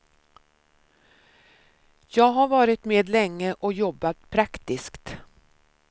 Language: Swedish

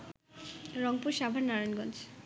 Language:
Bangla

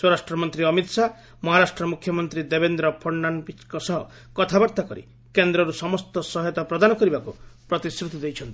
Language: Odia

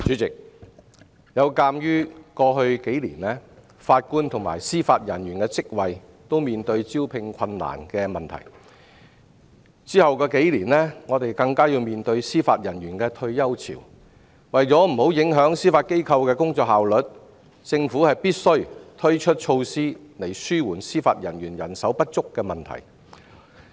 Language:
Cantonese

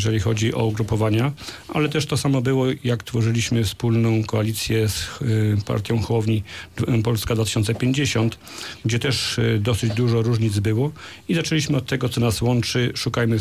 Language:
Polish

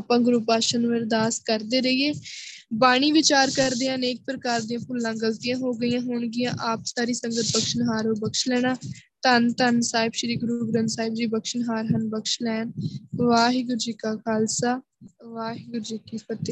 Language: Punjabi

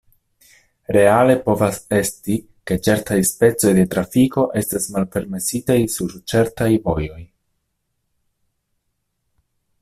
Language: Esperanto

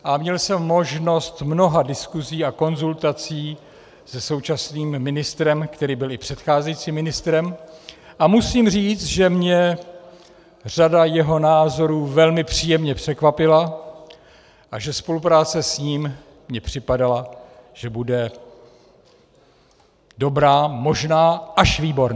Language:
Czech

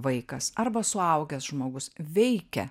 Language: Lithuanian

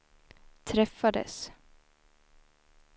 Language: Swedish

